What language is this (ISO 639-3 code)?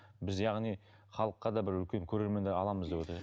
kaz